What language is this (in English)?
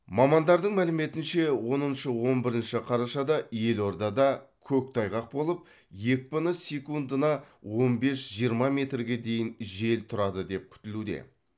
Kazakh